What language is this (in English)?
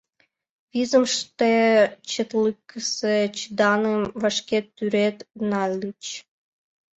Mari